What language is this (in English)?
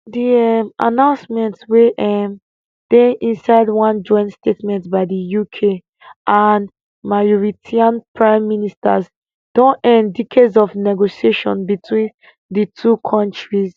Nigerian Pidgin